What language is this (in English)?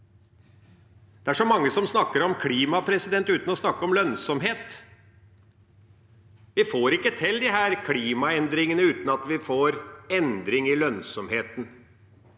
Norwegian